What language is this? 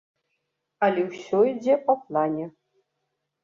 Belarusian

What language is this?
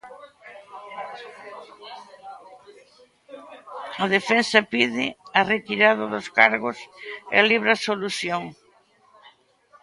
Galician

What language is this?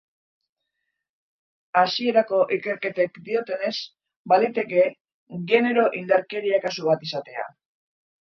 Basque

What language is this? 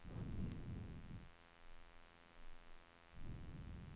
Swedish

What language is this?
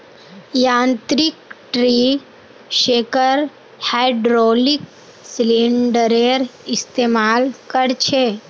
Magahi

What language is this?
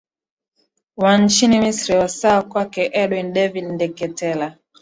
Swahili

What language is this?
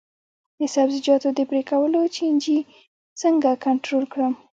Pashto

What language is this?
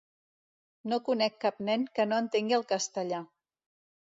Catalan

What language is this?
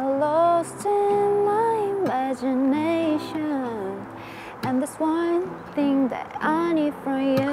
Korean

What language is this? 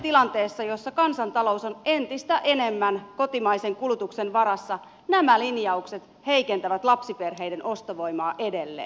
Finnish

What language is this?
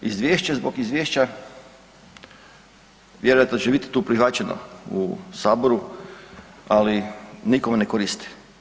Croatian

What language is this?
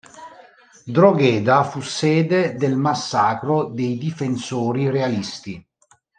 Italian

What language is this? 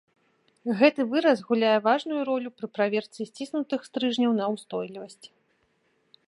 Belarusian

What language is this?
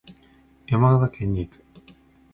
Japanese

